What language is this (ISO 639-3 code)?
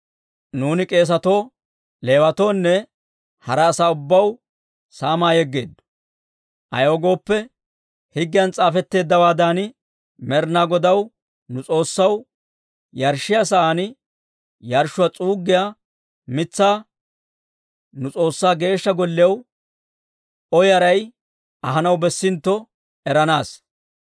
dwr